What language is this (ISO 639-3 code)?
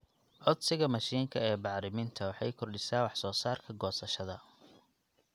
som